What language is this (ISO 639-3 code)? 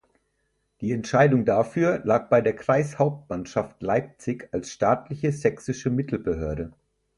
deu